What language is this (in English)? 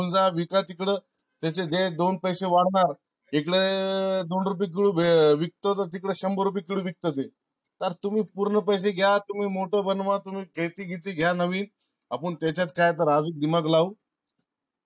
Marathi